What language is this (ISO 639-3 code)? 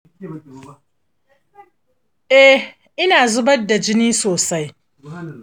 hau